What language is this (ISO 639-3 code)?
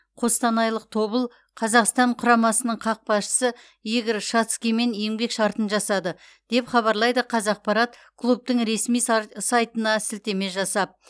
kaz